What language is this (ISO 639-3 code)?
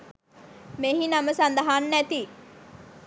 sin